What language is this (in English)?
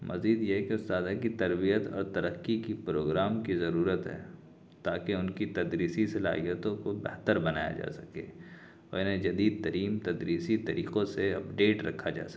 Urdu